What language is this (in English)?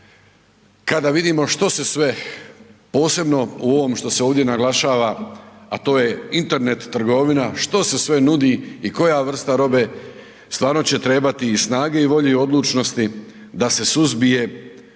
Croatian